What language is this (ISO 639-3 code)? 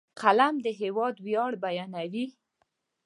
pus